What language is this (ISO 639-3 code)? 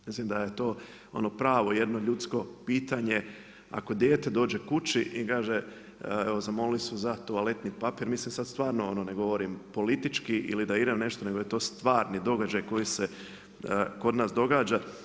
hrv